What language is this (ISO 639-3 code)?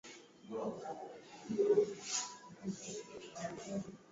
swa